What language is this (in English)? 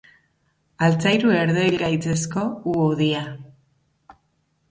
Basque